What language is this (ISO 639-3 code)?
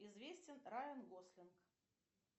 rus